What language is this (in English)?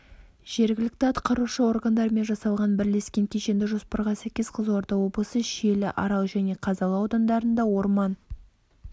Kazakh